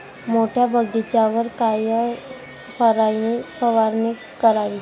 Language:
Marathi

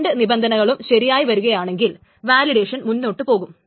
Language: Malayalam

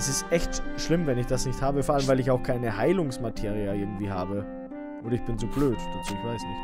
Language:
German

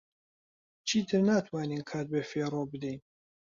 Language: Central Kurdish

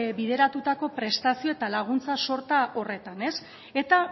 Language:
Basque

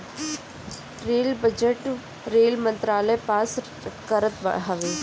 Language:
Bhojpuri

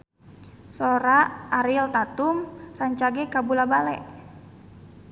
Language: Sundanese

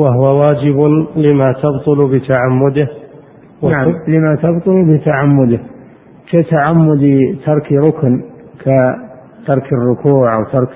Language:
Arabic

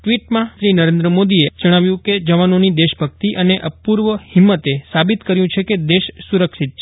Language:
Gujarati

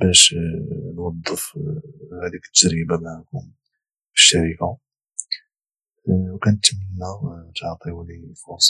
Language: Moroccan Arabic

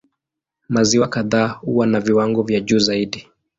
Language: Swahili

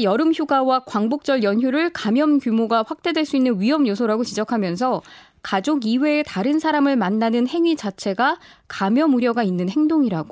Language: Korean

